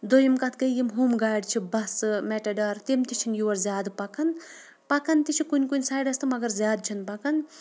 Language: Kashmiri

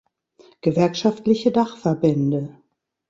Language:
German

